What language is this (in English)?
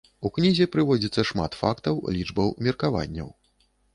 Belarusian